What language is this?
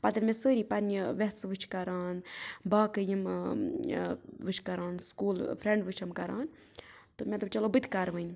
Kashmiri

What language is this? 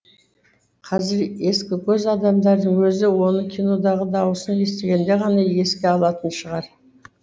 Kazakh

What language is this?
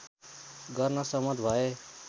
Nepali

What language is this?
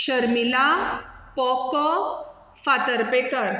Konkani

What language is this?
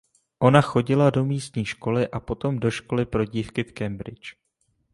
Czech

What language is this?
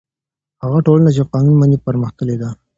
Pashto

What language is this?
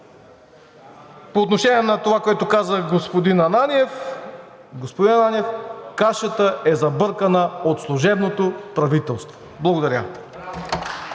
Bulgarian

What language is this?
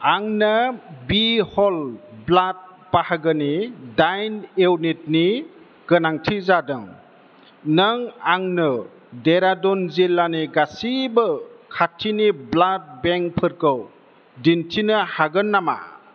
Bodo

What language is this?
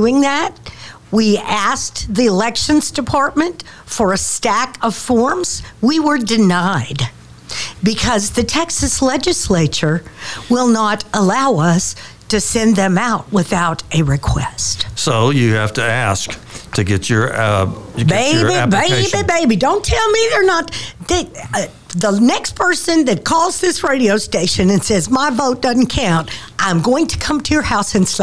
English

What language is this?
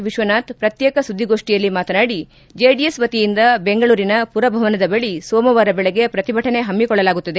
Kannada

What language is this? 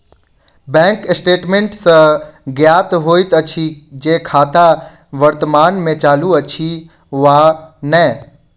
Maithili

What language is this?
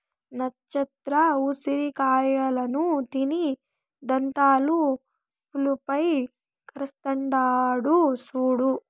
Telugu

